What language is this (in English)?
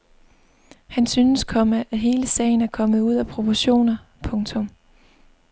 Danish